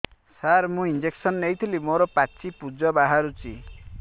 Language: Odia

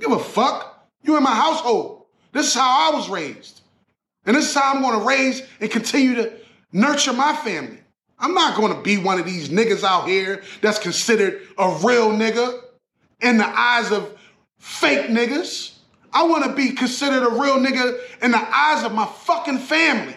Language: English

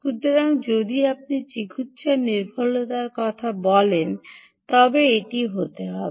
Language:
Bangla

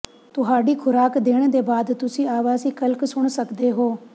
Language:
Punjabi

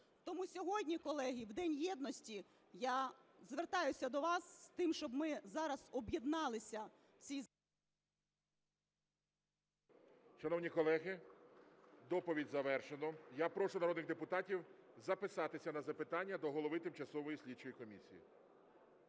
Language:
Ukrainian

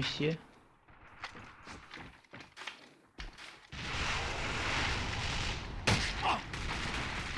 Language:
German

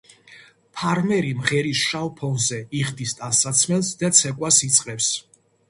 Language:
Georgian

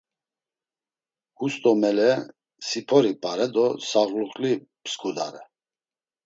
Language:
Laz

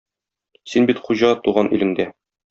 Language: Tatar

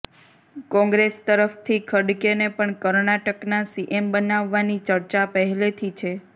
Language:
Gujarati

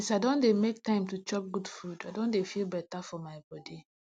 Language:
Nigerian Pidgin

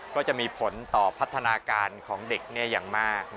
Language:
Thai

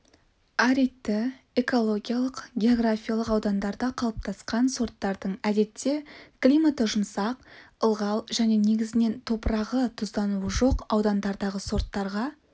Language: Kazakh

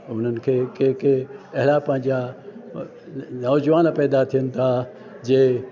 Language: Sindhi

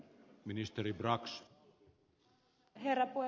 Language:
Finnish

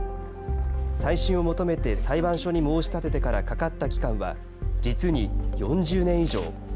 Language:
Japanese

